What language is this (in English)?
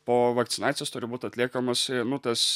Lithuanian